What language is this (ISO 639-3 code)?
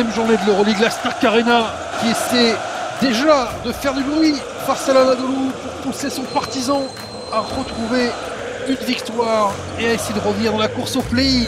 fra